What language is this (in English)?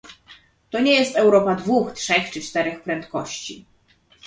Polish